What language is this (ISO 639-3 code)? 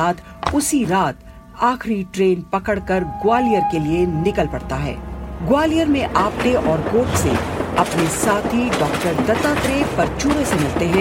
hin